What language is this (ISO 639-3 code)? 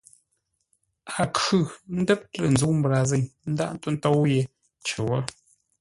nla